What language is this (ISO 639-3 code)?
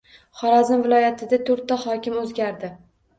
uzb